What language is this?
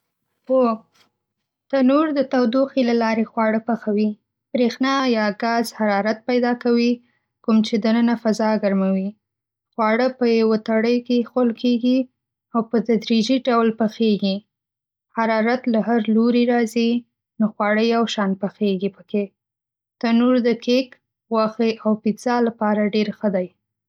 Pashto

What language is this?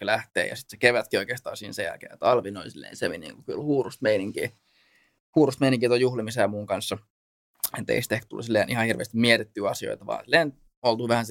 Finnish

